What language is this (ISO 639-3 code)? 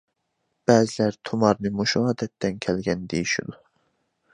uig